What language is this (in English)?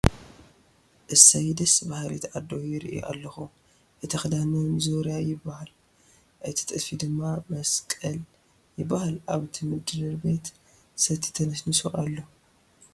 Tigrinya